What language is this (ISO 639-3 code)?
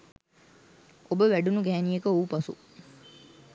sin